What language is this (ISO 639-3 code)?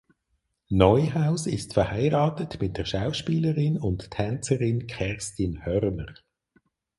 deu